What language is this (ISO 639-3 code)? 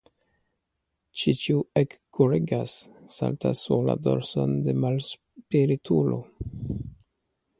epo